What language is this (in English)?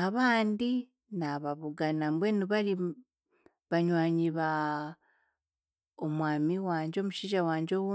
Chiga